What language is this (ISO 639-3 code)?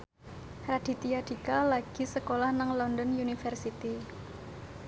jav